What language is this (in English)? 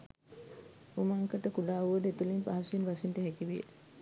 Sinhala